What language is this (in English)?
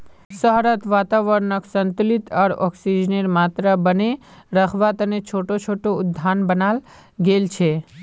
Magahi